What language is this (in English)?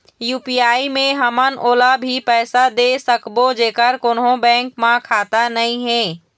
Chhattisgarhi